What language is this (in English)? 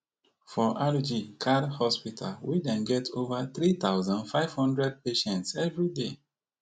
Nigerian Pidgin